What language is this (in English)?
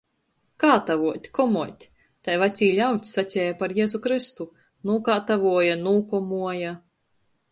Latgalian